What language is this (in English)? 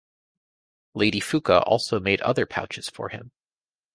English